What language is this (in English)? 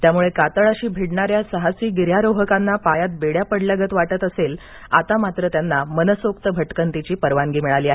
Marathi